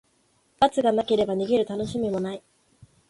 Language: Japanese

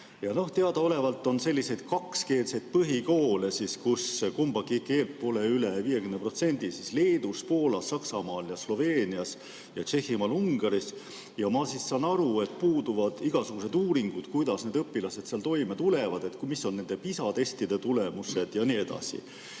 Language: Estonian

